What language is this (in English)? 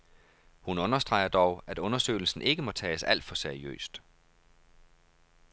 Danish